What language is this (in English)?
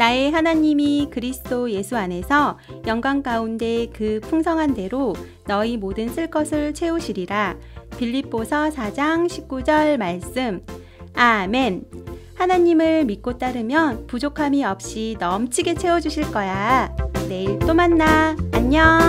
Korean